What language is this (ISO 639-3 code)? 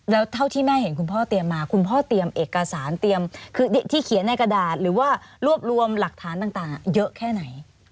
tha